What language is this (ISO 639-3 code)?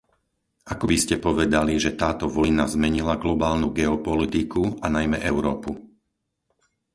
slk